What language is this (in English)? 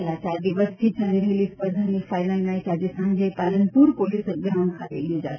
Gujarati